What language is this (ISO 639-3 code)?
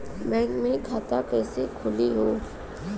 bho